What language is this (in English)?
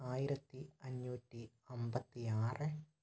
Malayalam